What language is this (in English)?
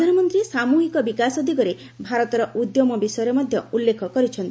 Odia